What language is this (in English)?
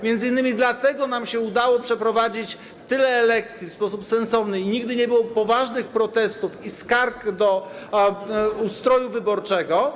Polish